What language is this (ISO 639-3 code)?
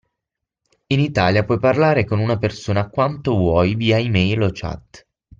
ita